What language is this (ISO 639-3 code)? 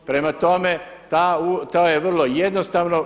hrv